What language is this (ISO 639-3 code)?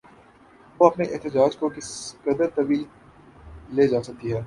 urd